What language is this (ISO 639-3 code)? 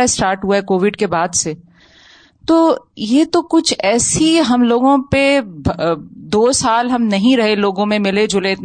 urd